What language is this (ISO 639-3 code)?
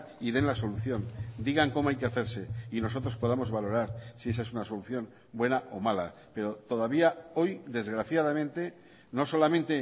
spa